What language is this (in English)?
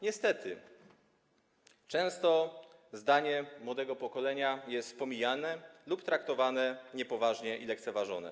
Polish